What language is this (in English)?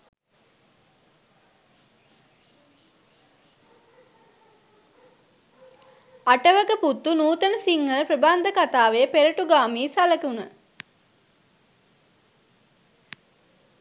Sinhala